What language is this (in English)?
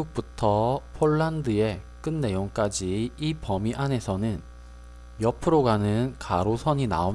Korean